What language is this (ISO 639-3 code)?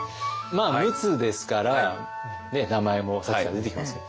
jpn